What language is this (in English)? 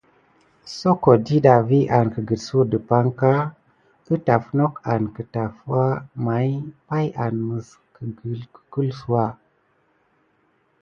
Gidar